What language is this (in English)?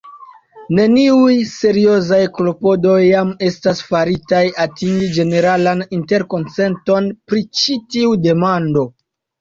Esperanto